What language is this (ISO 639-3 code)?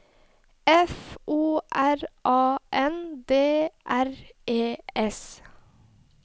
nor